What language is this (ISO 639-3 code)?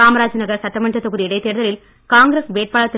tam